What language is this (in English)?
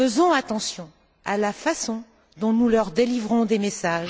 French